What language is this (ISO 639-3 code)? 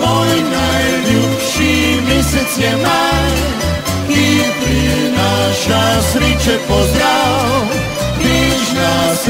ron